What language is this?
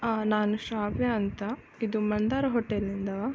Kannada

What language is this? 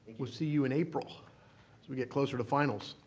English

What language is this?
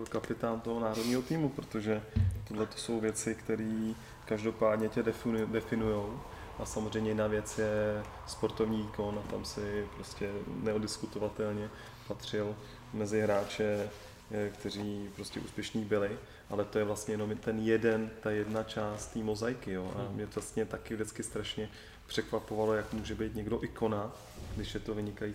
Czech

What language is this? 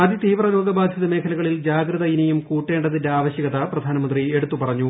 Malayalam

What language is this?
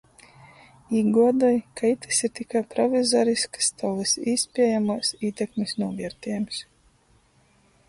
Latgalian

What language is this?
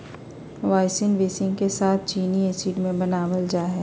Magahi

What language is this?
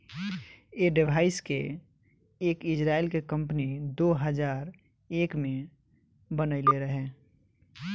Bhojpuri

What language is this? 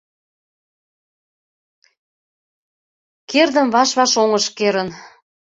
Mari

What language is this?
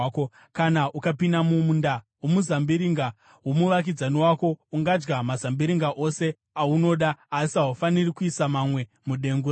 Shona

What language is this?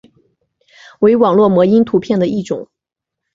Chinese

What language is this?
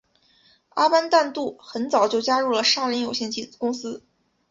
Chinese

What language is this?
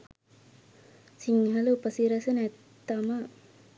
Sinhala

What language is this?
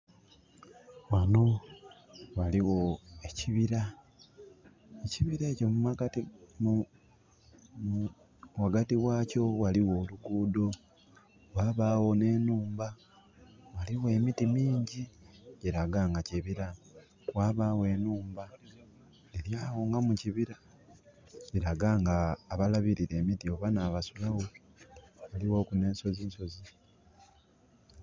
Soga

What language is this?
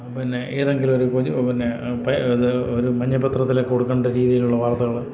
Malayalam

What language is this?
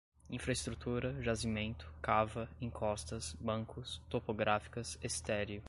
Portuguese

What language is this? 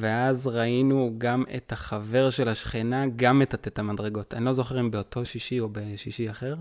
Hebrew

